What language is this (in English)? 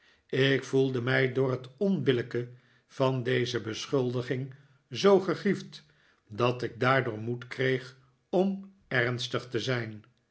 Dutch